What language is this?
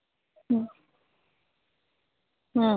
Odia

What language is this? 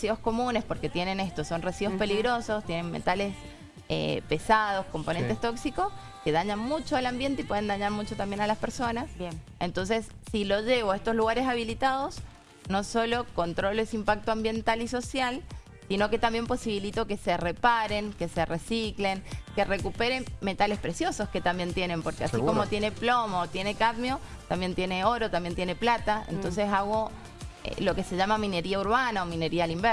Spanish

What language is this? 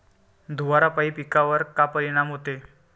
Marathi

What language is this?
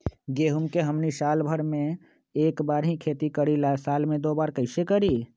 Magahi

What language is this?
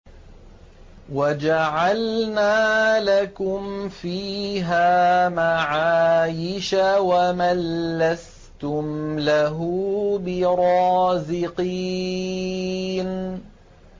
Arabic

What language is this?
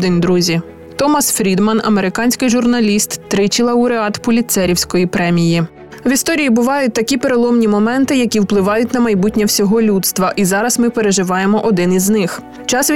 Ukrainian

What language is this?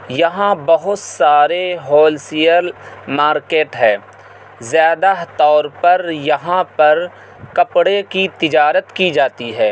Urdu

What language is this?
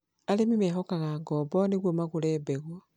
Kikuyu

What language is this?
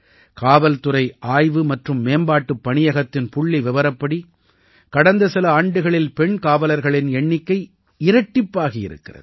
Tamil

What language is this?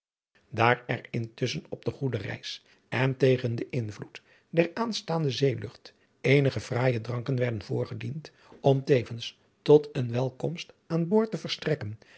Dutch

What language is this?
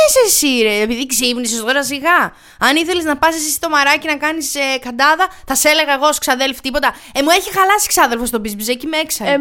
Greek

